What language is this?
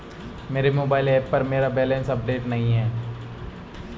Hindi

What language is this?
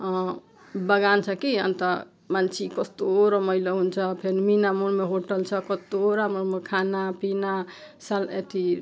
Nepali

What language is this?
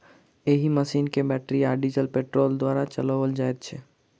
Maithili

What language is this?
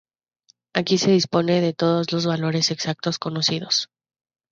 Spanish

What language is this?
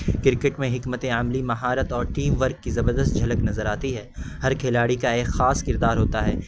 Urdu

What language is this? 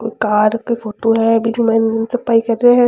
Rajasthani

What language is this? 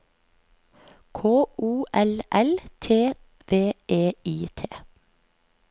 Norwegian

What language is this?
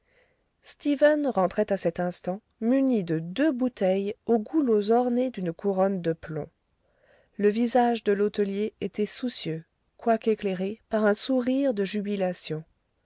French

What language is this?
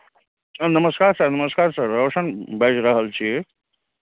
Maithili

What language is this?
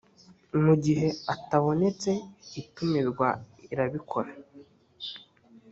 Kinyarwanda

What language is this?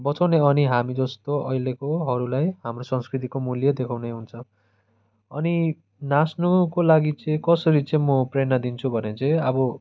Nepali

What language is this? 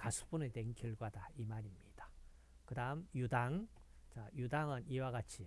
Korean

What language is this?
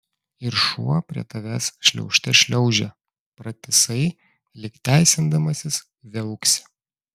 Lithuanian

